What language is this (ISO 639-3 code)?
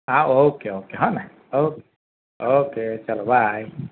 guj